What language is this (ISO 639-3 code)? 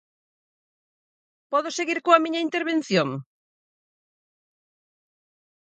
glg